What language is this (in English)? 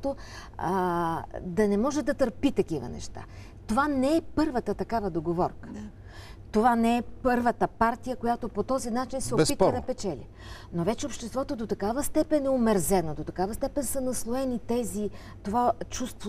Bulgarian